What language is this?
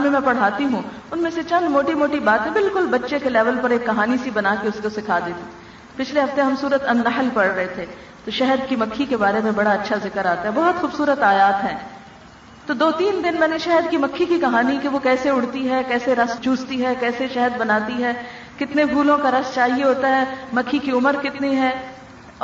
Urdu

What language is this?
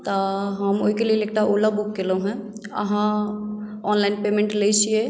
Maithili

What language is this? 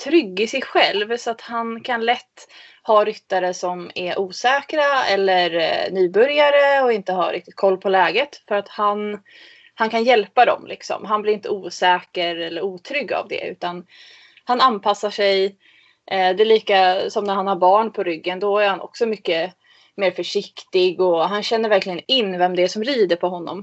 Swedish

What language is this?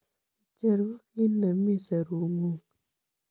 Kalenjin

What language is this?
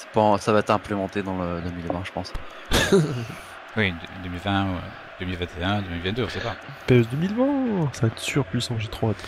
French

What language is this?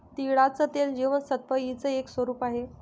Marathi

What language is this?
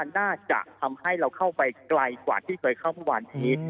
Thai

